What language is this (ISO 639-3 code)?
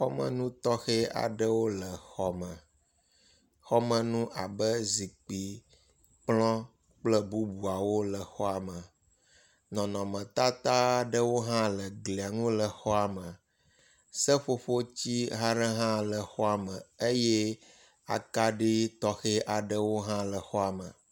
ewe